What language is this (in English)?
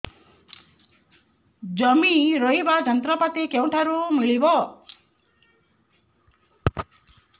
Odia